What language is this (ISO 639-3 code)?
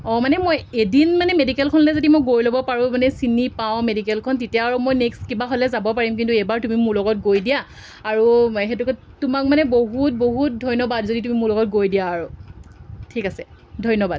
asm